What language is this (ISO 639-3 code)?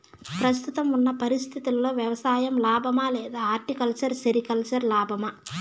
tel